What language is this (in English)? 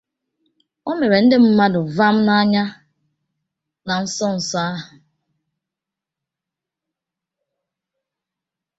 Igbo